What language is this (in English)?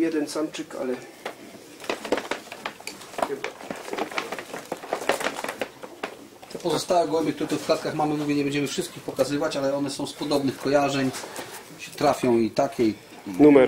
Polish